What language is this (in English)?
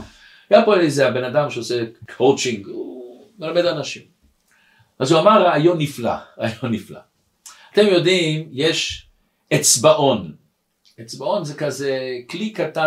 Hebrew